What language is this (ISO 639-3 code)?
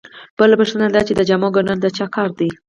pus